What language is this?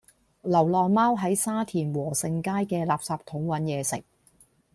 Cantonese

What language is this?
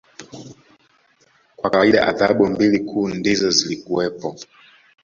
Swahili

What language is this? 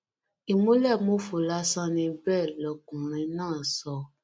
Yoruba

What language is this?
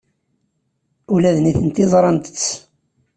Kabyle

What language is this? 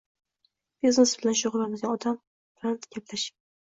Uzbek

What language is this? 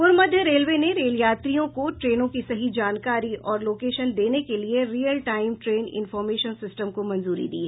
Hindi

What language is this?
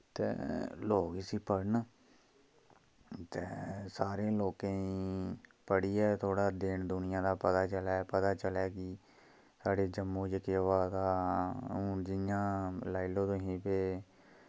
Dogri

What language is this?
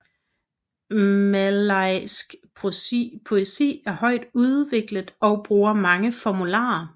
Danish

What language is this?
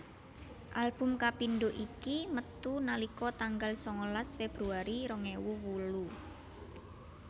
Javanese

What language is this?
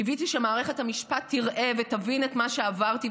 Hebrew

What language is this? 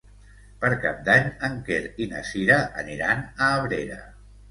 Catalan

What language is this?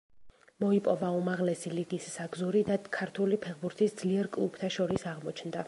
Georgian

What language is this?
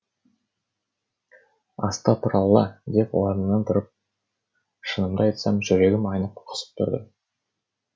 Kazakh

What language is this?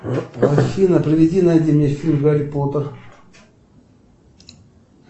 Russian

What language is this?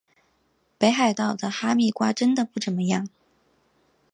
Chinese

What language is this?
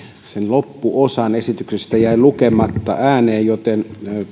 Finnish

